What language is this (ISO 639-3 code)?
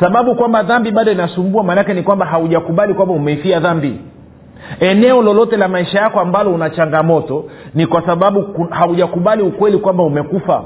swa